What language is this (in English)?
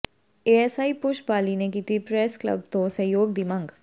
Punjabi